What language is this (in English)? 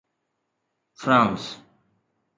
Sindhi